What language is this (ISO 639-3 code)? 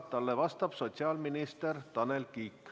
est